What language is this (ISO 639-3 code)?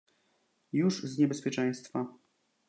pol